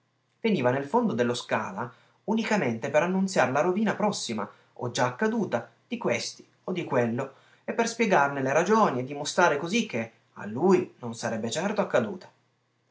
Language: Italian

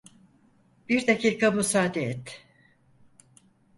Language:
Turkish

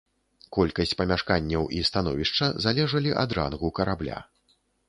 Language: Belarusian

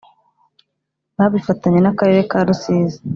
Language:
Kinyarwanda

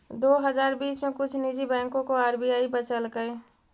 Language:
Magahi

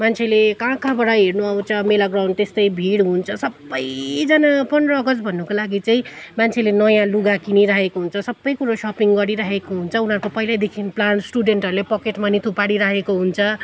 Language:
Nepali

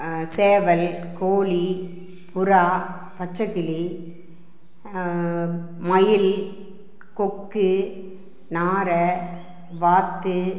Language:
Tamil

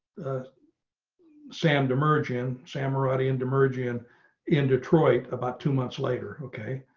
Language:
English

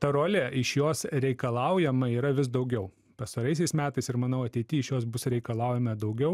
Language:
Lithuanian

